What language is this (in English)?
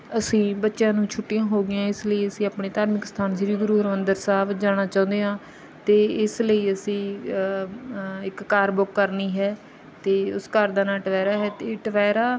Punjabi